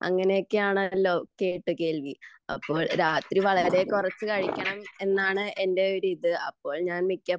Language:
Malayalam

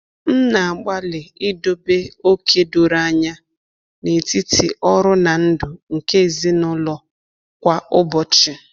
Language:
Igbo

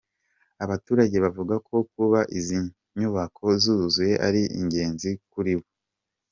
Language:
Kinyarwanda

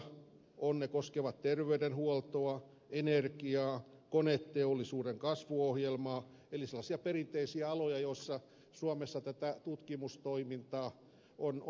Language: Finnish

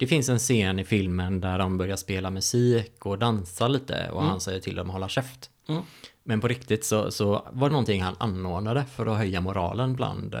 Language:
Swedish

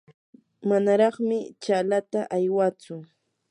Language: Yanahuanca Pasco Quechua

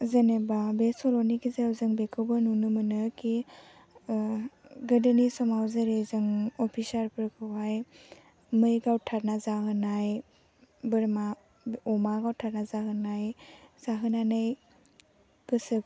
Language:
Bodo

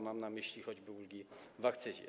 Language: Polish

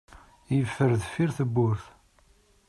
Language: Kabyle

